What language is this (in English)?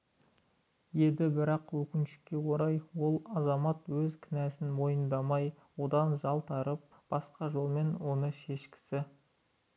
Kazakh